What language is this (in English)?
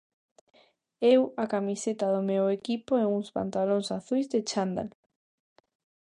Galician